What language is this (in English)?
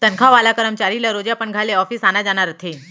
Chhattisgarhi